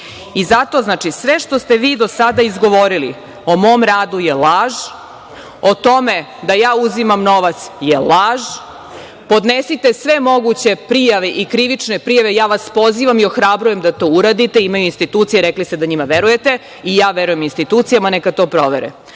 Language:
Serbian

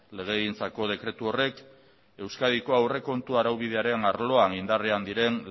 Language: Basque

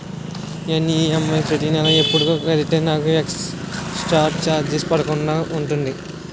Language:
Telugu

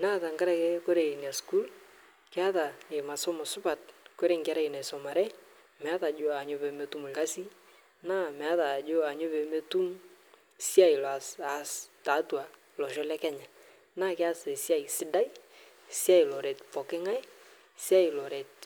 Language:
Masai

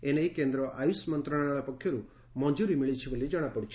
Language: Odia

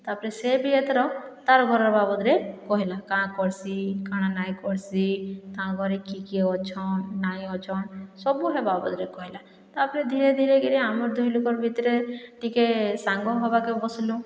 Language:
Odia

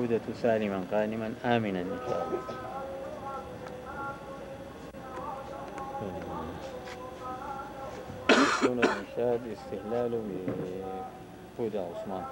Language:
Arabic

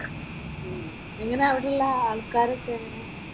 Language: Malayalam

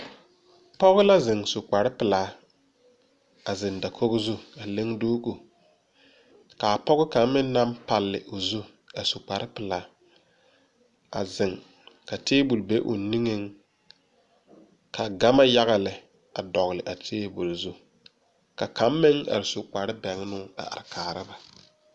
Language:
Southern Dagaare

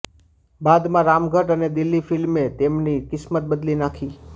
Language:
Gujarati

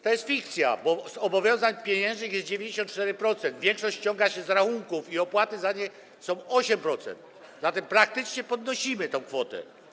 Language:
Polish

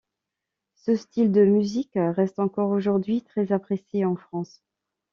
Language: French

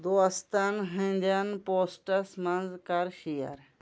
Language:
Kashmiri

